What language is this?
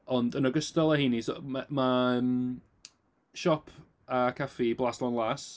Welsh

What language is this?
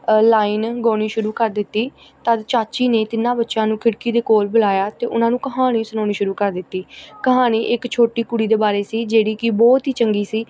Punjabi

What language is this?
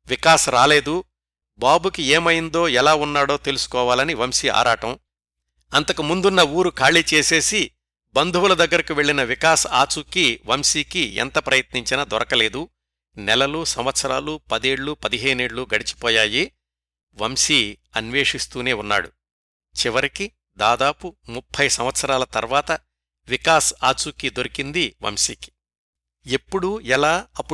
Telugu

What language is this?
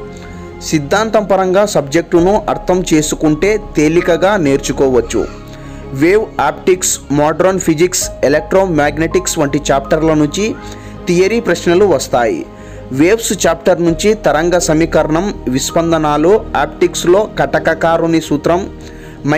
Hindi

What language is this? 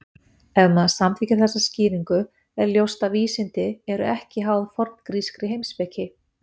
Icelandic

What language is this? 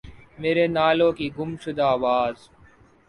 Urdu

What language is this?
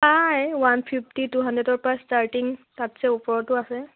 Assamese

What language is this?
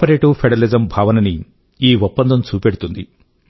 Telugu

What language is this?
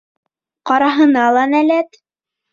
Bashkir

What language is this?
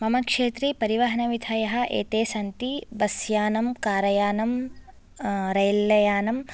Sanskrit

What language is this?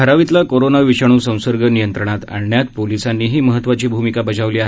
Marathi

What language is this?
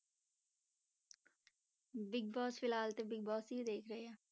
Punjabi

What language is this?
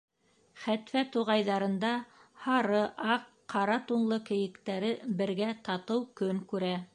Bashkir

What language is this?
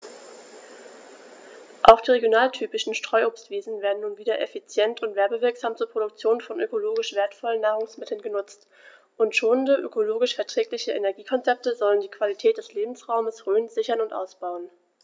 German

